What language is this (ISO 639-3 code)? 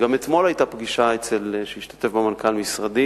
heb